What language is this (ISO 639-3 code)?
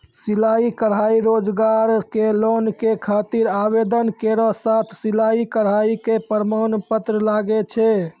mai